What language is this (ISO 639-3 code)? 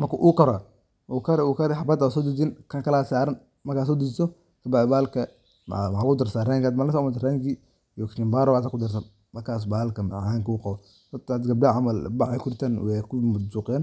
som